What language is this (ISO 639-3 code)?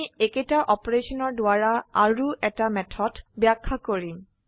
asm